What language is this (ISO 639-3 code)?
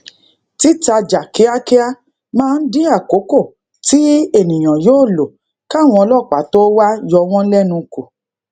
yor